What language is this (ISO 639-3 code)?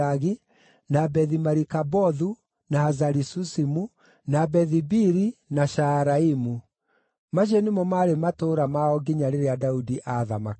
kik